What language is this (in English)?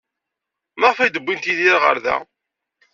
Kabyle